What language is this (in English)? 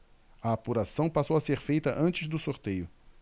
Portuguese